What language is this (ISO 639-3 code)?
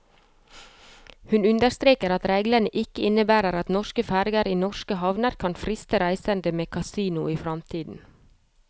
nor